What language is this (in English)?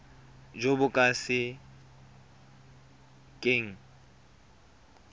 Tswana